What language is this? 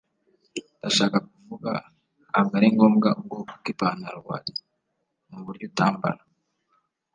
Kinyarwanda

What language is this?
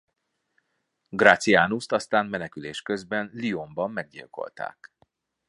Hungarian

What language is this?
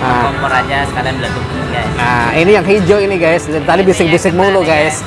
Indonesian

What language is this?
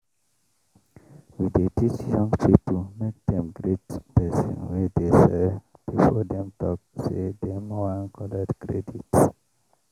Nigerian Pidgin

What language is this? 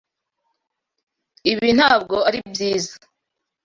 Kinyarwanda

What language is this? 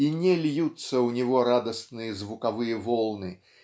Russian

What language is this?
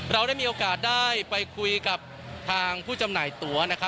Thai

